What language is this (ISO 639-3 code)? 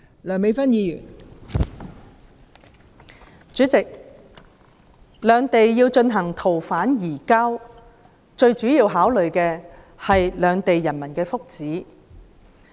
yue